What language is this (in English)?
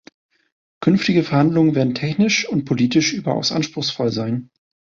German